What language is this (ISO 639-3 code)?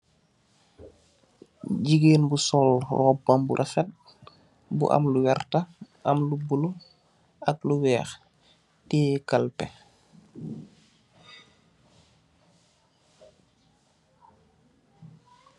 wol